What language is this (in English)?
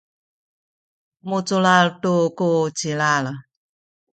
Sakizaya